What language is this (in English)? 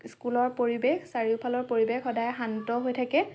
Assamese